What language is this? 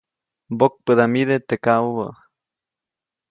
Copainalá Zoque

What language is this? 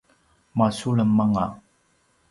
Paiwan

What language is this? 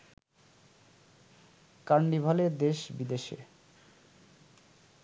Bangla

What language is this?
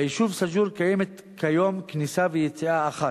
Hebrew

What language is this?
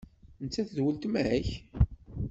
Kabyle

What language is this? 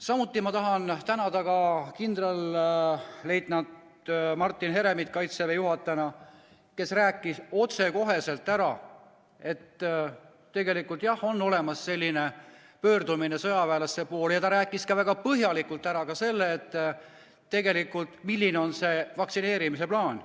Estonian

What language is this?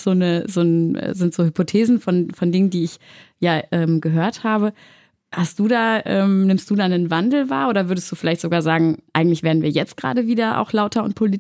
German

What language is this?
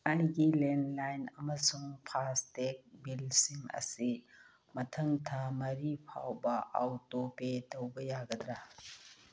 Manipuri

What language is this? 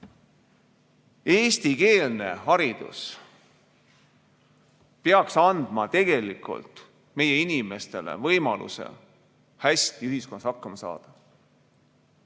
Estonian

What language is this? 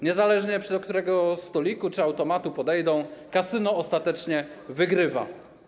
Polish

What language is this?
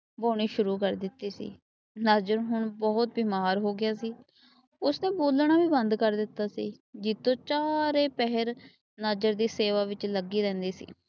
Punjabi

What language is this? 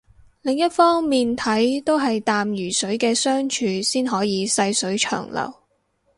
Cantonese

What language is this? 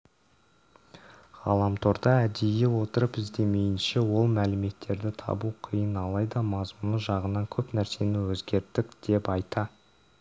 Kazakh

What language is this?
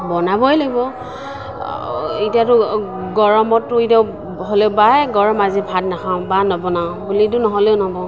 Assamese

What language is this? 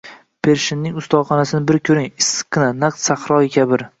Uzbek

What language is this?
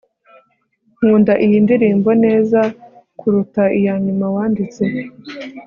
Kinyarwanda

